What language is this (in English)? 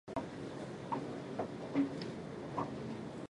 Japanese